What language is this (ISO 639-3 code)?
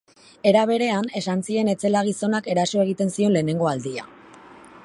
eus